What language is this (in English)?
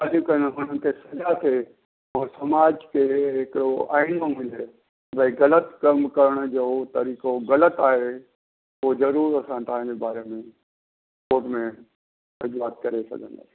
Sindhi